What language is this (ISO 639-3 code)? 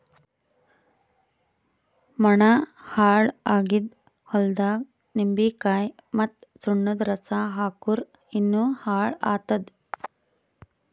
kan